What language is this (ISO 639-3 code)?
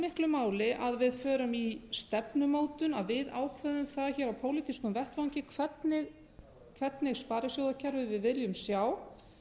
isl